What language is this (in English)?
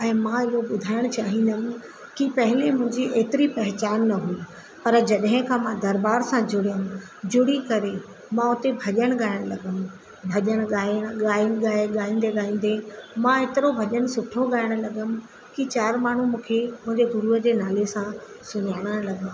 Sindhi